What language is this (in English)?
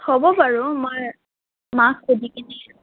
Assamese